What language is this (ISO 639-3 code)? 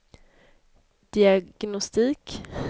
swe